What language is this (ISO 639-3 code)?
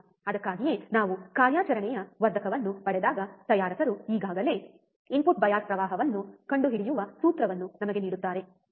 kan